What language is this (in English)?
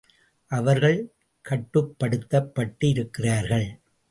Tamil